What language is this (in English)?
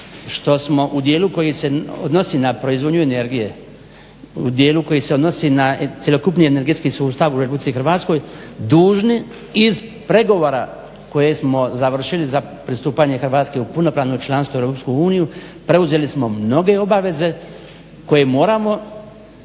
Croatian